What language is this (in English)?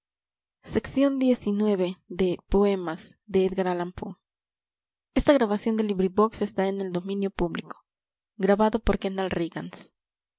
Spanish